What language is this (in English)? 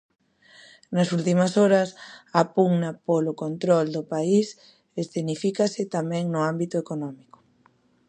Galician